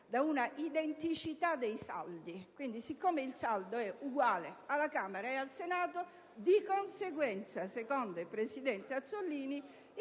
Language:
Italian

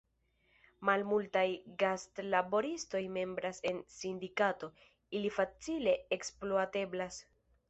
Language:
Esperanto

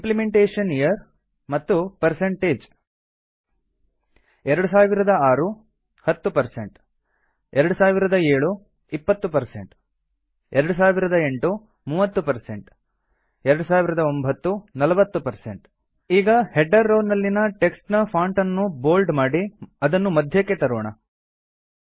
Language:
Kannada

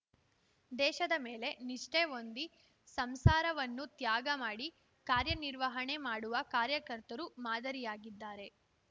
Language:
Kannada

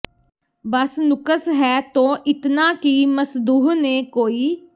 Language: Punjabi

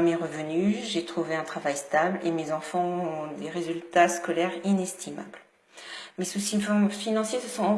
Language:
French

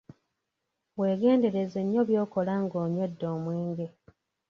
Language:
Ganda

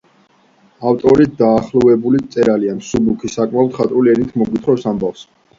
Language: Georgian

